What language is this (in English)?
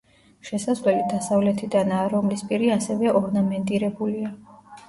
Georgian